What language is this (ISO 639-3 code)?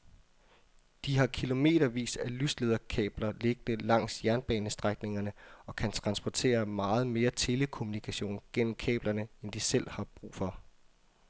dan